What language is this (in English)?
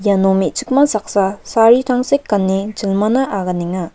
Garo